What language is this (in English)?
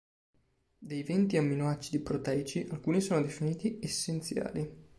Italian